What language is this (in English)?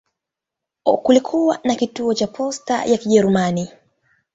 Swahili